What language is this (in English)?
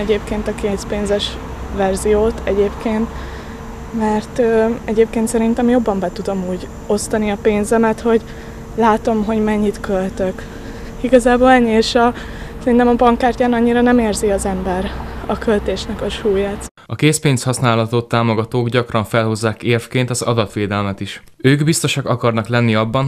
Hungarian